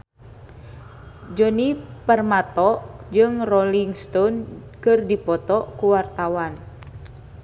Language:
Sundanese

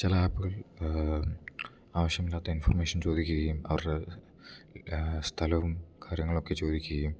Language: Malayalam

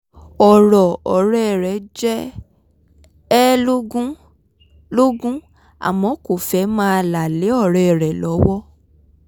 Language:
Yoruba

